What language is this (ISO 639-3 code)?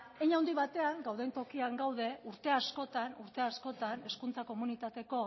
eus